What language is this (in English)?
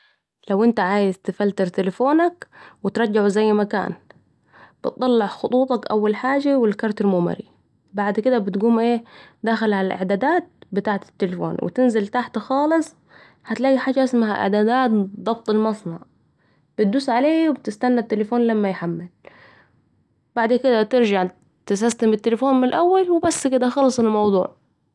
Saidi Arabic